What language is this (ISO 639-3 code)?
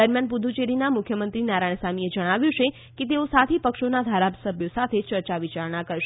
guj